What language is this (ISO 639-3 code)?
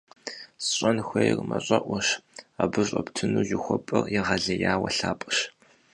kbd